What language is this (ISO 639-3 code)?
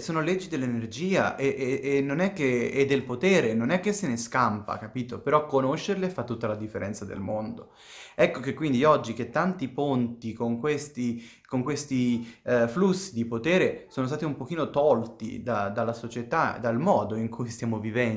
ita